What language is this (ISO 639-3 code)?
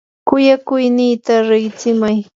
qur